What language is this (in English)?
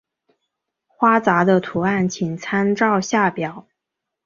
Chinese